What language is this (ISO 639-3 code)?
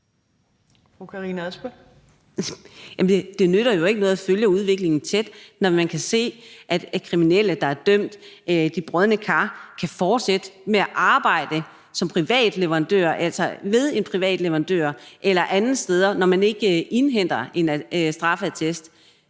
dan